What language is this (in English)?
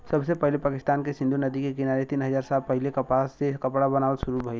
Bhojpuri